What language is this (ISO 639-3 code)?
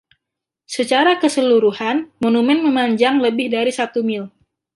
ind